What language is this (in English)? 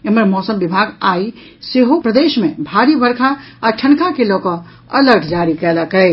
Maithili